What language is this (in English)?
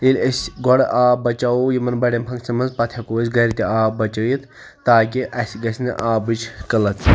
Kashmiri